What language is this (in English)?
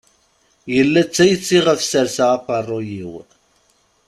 Kabyle